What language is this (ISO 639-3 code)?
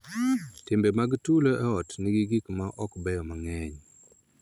luo